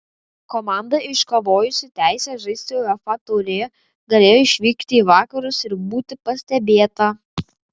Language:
Lithuanian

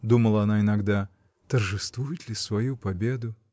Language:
Russian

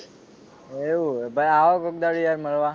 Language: Gujarati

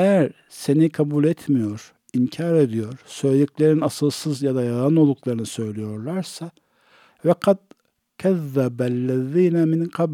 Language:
Turkish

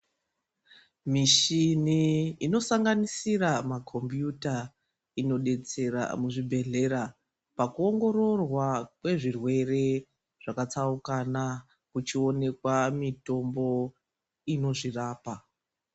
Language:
Ndau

